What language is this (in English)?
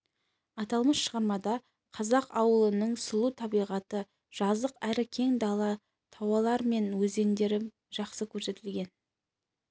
Kazakh